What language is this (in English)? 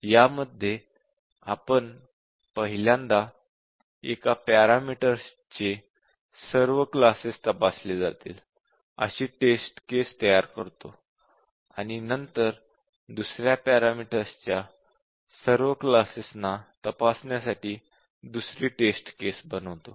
Marathi